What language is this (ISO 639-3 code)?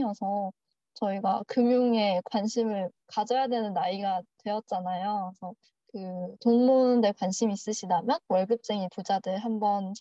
kor